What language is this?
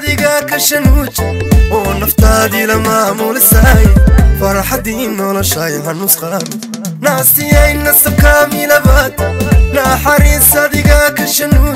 Arabic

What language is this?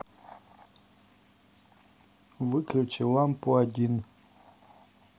Russian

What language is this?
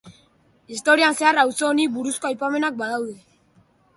Basque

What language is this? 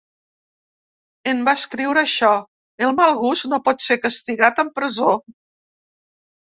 Catalan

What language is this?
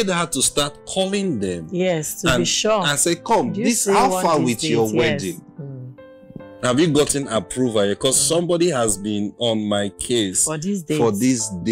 English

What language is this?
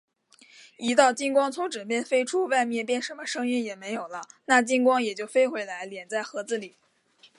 Chinese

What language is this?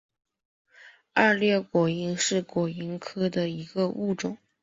Chinese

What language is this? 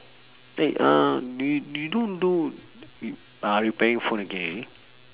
English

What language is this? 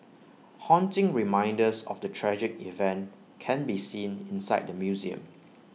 English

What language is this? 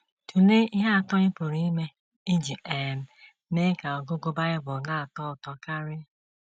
Igbo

